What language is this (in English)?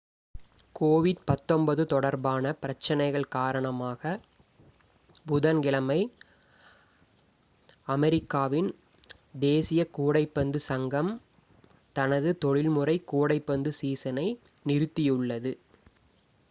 Tamil